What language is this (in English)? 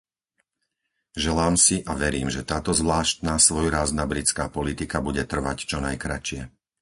Slovak